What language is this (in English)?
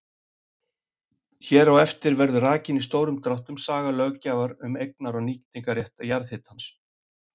Icelandic